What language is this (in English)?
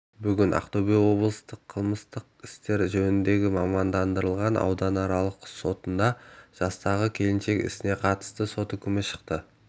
Kazakh